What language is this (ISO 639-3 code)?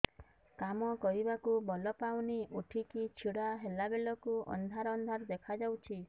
ori